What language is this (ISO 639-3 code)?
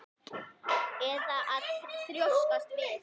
isl